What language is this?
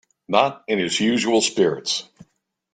English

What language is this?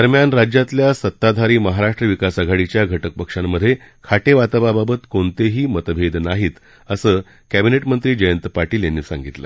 Marathi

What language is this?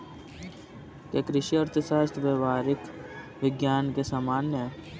Hindi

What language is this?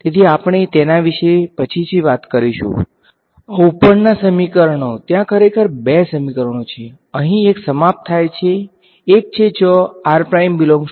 Gujarati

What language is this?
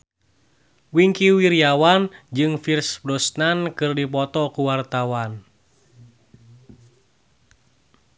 Sundanese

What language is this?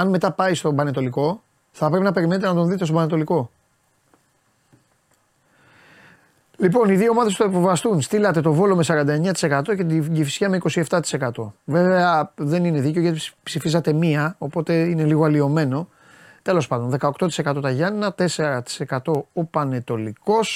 Greek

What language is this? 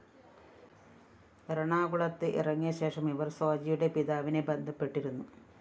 Malayalam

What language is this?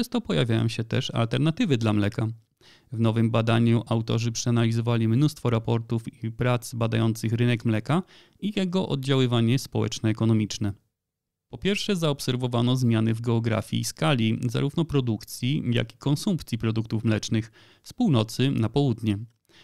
Polish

